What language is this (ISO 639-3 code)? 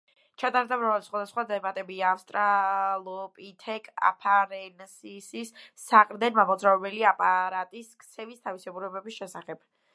kat